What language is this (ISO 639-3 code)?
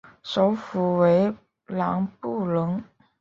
zho